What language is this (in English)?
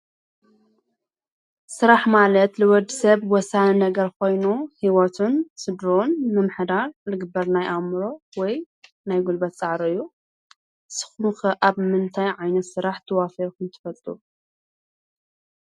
Tigrinya